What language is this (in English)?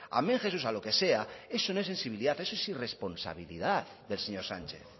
Spanish